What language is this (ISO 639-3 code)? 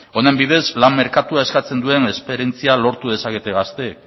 eus